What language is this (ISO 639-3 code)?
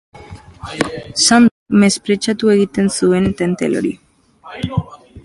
eus